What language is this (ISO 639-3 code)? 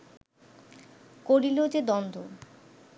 ben